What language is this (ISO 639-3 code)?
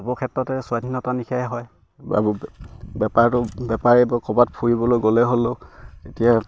asm